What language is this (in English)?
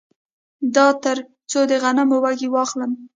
Pashto